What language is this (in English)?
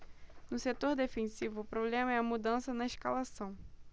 Portuguese